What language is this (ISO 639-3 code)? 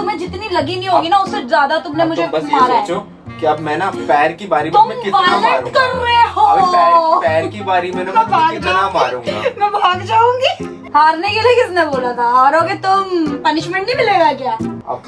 hin